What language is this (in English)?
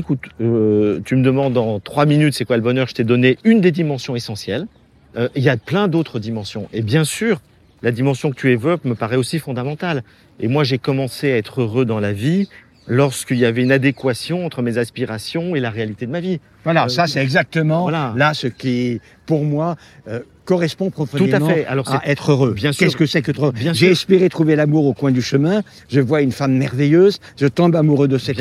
French